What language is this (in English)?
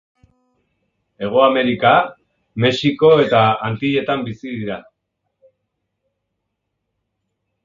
Basque